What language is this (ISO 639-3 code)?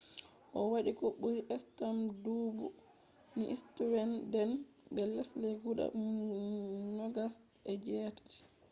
ful